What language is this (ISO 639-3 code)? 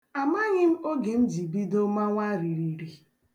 ibo